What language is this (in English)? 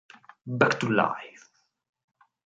Italian